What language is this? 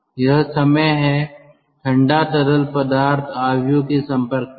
Hindi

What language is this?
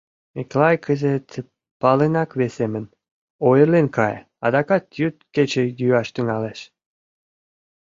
Mari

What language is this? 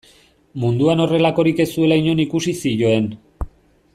Basque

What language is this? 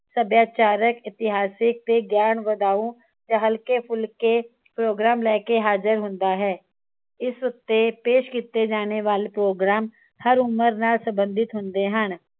Punjabi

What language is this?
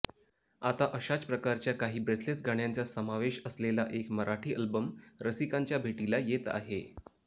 Marathi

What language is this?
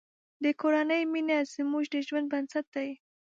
Pashto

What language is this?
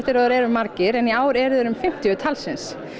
Icelandic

